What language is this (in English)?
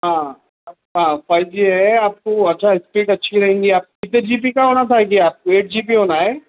Urdu